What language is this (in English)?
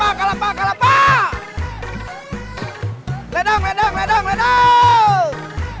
Indonesian